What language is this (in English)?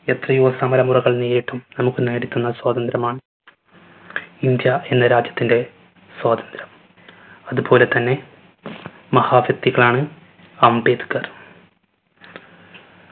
Malayalam